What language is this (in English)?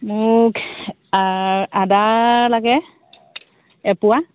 Assamese